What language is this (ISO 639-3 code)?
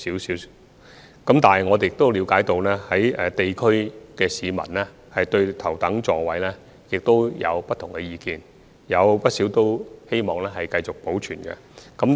yue